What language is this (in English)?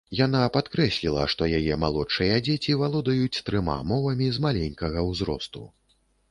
Belarusian